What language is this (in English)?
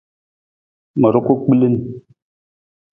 Nawdm